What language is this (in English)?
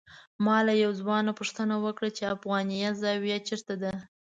Pashto